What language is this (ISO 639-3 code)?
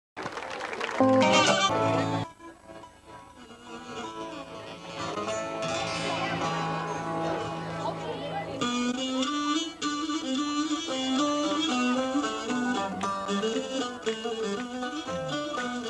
ron